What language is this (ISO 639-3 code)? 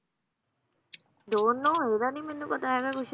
pan